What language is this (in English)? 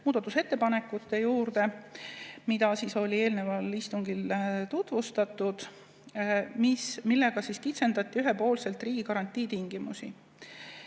Estonian